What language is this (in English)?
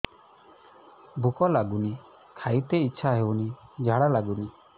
Odia